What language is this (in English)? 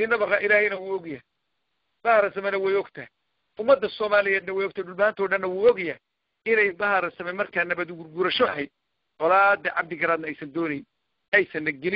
Arabic